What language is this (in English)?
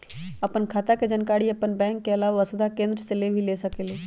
Magahi